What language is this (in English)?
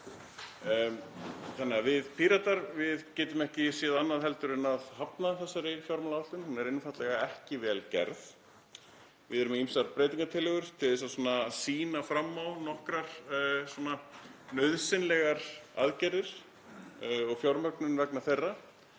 Icelandic